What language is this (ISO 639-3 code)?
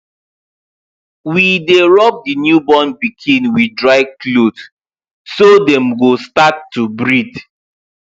pcm